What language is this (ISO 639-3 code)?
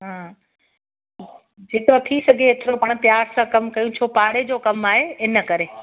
snd